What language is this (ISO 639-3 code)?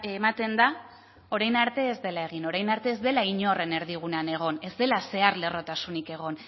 eus